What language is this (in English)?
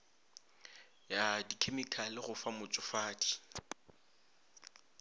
Northern Sotho